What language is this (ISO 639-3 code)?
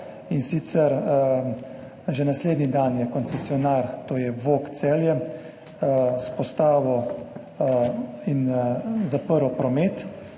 slv